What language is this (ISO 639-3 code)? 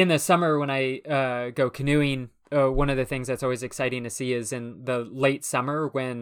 eng